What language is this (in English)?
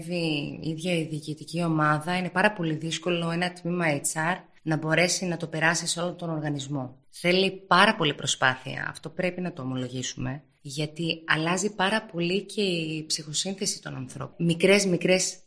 Greek